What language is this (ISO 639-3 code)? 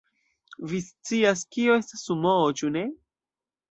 epo